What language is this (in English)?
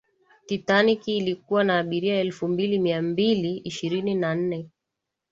Swahili